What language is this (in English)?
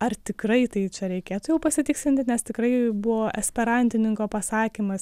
Lithuanian